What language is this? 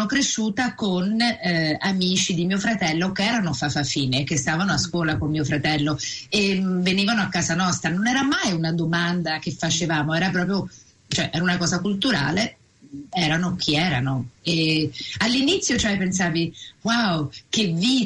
Italian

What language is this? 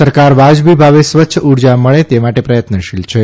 Gujarati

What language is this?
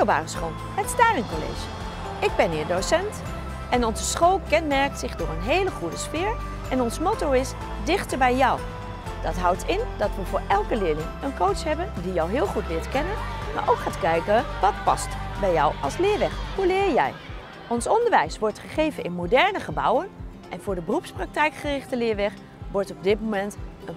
Dutch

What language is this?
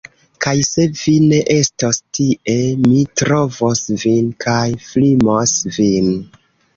Esperanto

